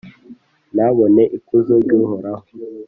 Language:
Kinyarwanda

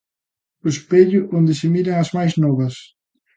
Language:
Galician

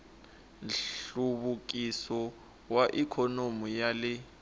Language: Tsonga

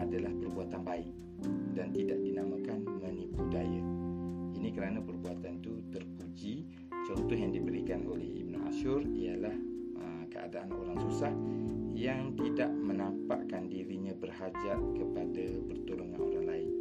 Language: Malay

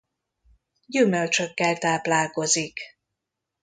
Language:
Hungarian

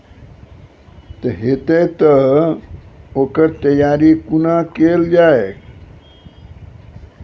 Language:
Maithili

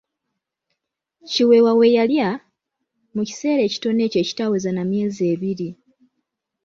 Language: Ganda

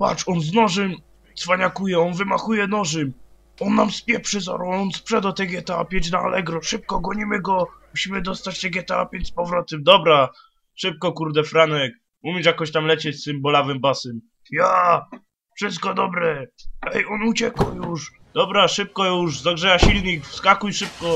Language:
Polish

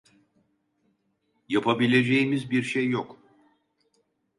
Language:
Turkish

